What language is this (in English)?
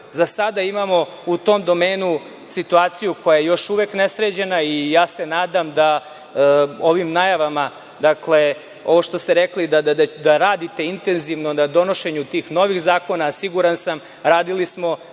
Serbian